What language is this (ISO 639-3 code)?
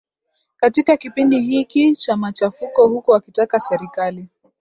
swa